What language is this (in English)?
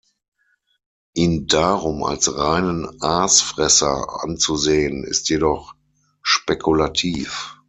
German